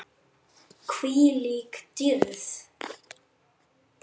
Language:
Icelandic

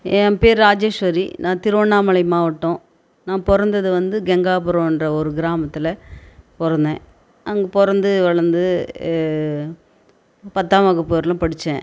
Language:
Tamil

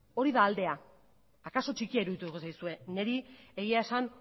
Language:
Basque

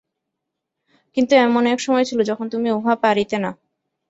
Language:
Bangla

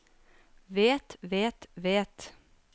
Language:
Norwegian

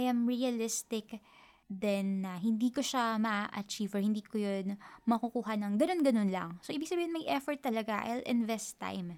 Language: Filipino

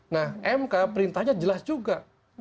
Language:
Indonesian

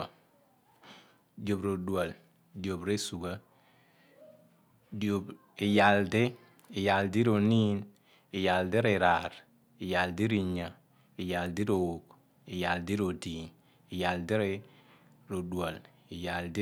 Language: Abua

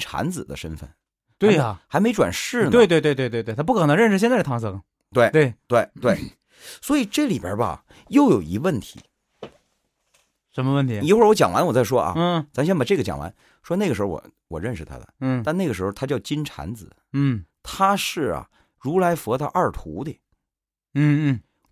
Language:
Chinese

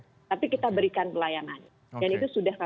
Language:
Indonesian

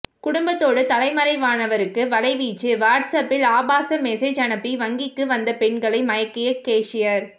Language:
Tamil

